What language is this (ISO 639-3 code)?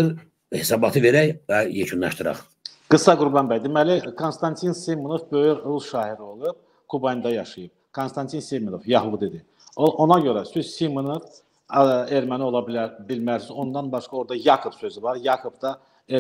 tur